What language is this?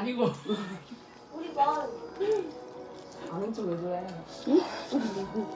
Korean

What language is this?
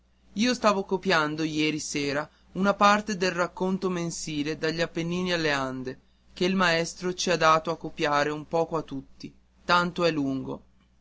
Italian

